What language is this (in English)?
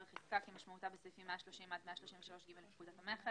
Hebrew